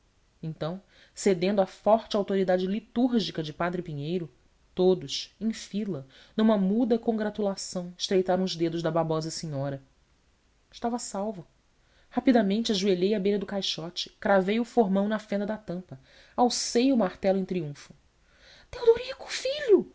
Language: Portuguese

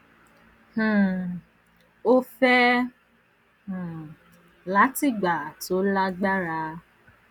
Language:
Yoruba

